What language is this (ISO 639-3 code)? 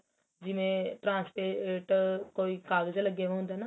pan